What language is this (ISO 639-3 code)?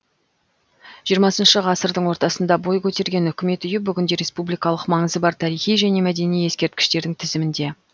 kaz